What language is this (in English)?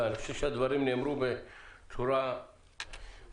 Hebrew